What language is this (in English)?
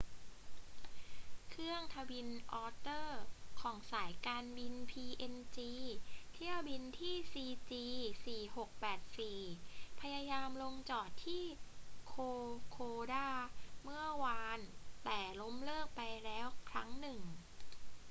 Thai